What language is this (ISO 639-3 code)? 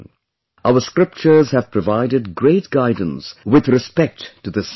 eng